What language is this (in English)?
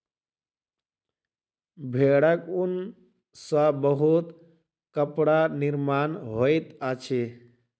Maithili